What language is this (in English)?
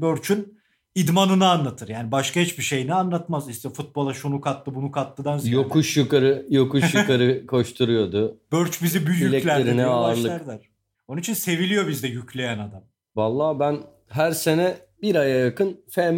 Turkish